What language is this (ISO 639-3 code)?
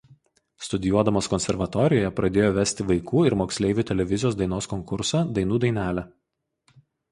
lit